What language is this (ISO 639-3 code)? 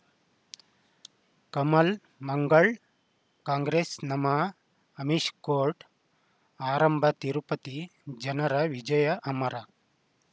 kan